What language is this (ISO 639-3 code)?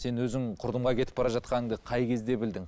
kaz